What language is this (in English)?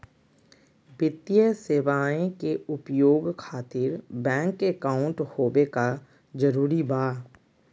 Magahi